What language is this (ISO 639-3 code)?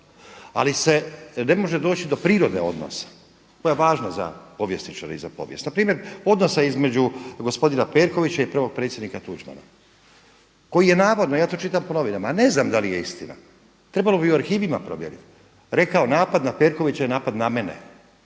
hrv